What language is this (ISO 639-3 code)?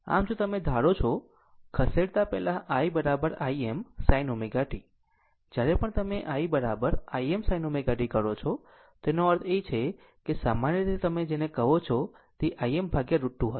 guj